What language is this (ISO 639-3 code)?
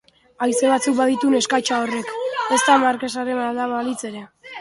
eus